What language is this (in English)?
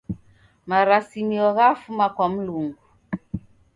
Taita